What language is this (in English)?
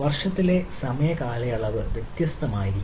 Malayalam